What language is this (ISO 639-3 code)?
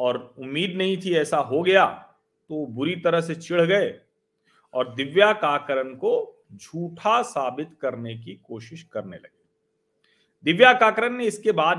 hin